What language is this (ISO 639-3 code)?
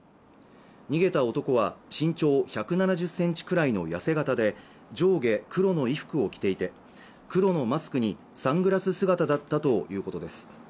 jpn